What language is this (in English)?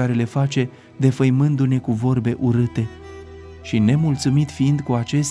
Romanian